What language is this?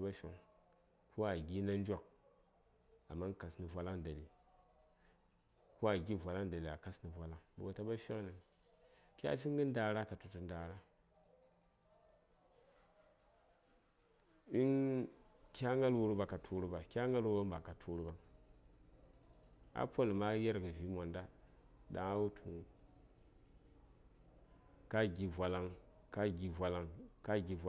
Saya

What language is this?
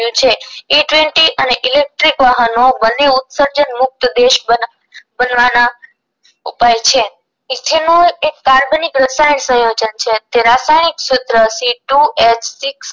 Gujarati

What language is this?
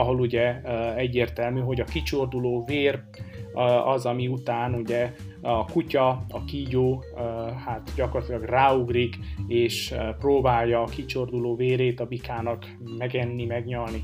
Hungarian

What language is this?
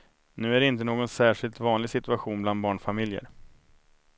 Swedish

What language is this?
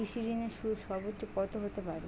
Bangla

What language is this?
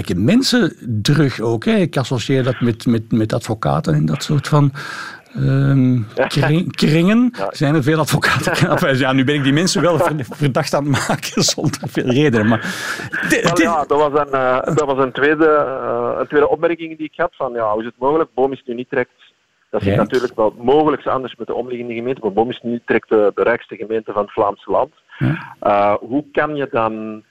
Dutch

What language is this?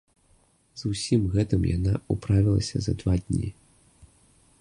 Belarusian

